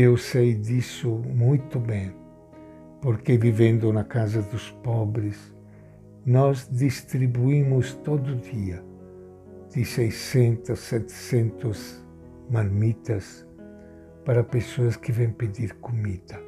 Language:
Portuguese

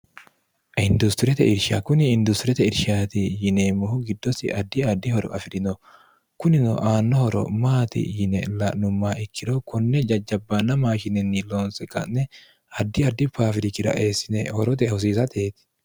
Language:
Sidamo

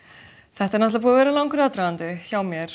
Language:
Icelandic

